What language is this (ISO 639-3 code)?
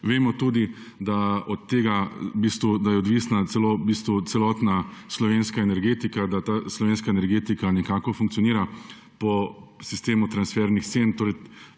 slv